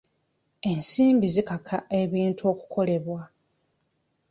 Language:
Ganda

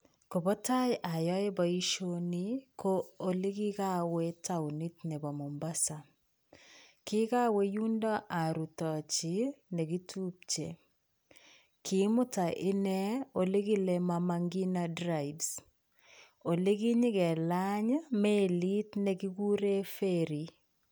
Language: Kalenjin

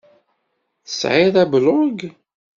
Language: Kabyle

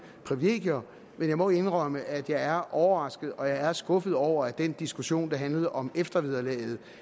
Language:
Danish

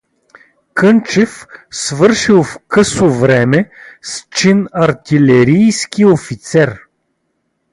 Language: Bulgarian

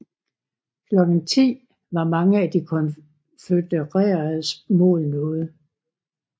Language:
Danish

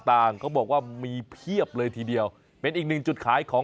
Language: Thai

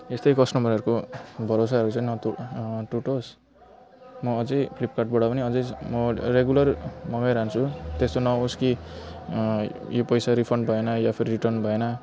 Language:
Nepali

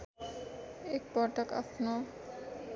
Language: Nepali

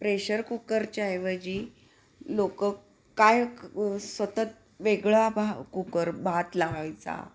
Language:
Marathi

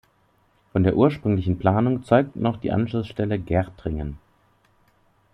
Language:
German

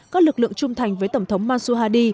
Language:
Vietnamese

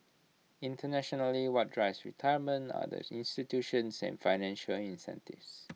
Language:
English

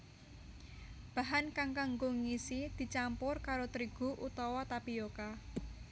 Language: Javanese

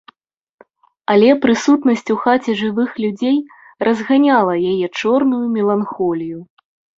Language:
Belarusian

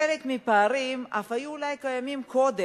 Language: Hebrew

